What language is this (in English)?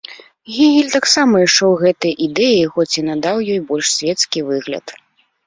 Belarusian